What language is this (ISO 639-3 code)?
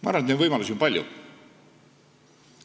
est